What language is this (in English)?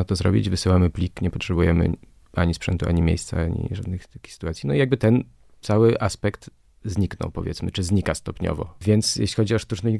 Polish